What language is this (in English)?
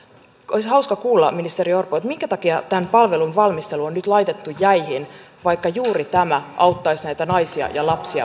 Finnish